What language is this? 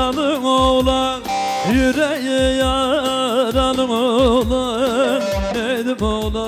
Turkish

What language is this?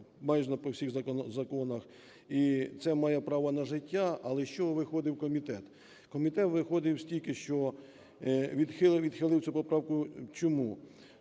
Ukrainian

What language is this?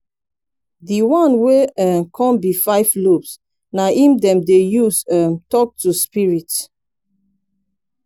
Nigerian Pidgin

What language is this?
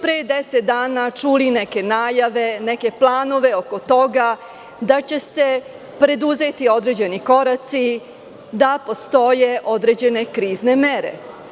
Serbian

